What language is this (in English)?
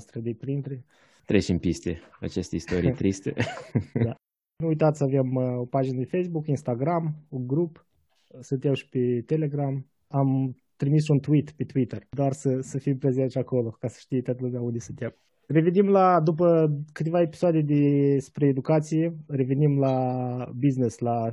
Romanian